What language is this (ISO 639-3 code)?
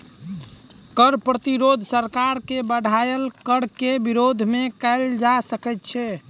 mai